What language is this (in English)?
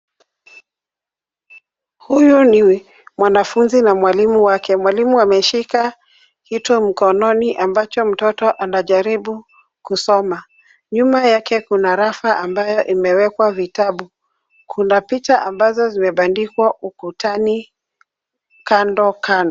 Swahili